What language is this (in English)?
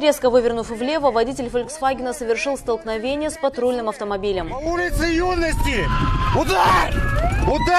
Russian